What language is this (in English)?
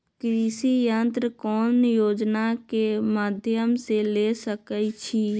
Magahi